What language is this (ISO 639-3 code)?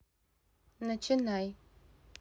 rus